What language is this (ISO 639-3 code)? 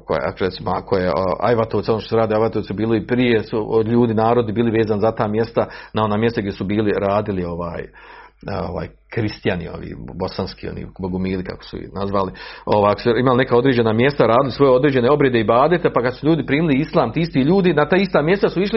hrv